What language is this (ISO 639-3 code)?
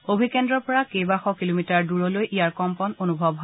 asm